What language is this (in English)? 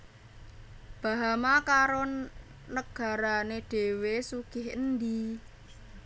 Javanese